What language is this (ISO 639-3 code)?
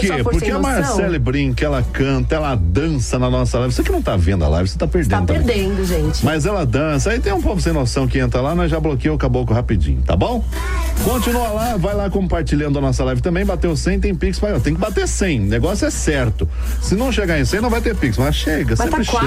por